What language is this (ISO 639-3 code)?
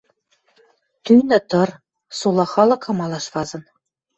mrj